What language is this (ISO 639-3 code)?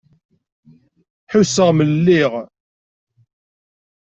kab